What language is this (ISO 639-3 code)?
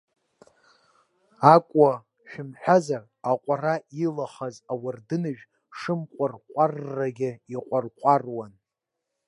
abk